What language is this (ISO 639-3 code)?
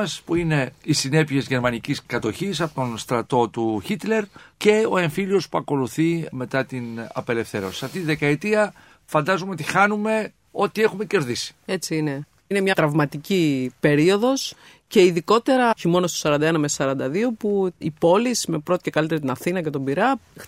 ell